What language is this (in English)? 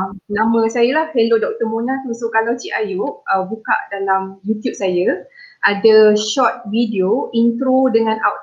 Malay